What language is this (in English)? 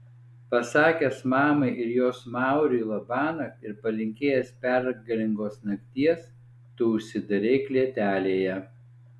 Lithuanian